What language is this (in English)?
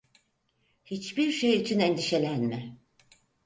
Turkish